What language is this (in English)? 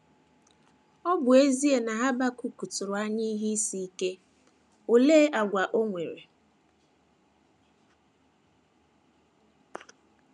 Igbo